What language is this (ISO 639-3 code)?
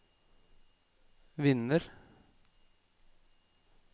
nor